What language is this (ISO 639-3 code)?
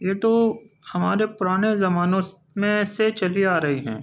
urd